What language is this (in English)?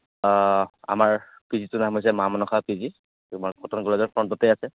Assamese